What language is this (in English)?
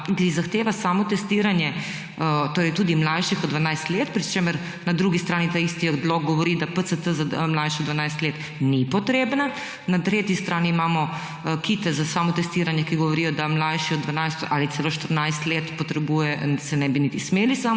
Slovenian